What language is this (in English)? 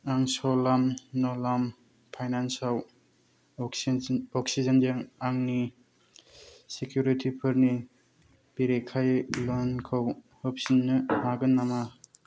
Bodo